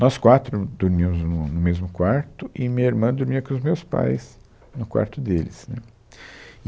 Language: Portuguese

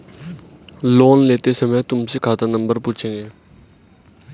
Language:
Hindi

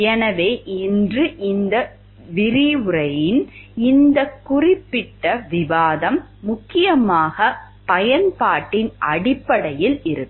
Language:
Tamil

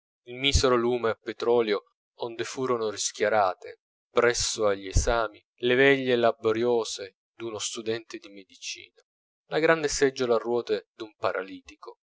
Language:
Italian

